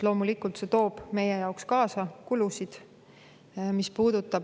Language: Estonian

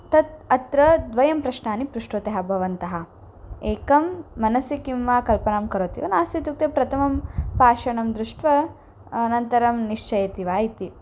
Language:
Sanskrit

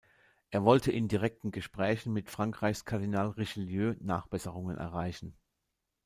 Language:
German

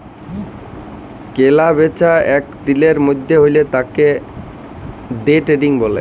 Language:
Bangla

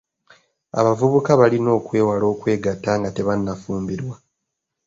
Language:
Ganda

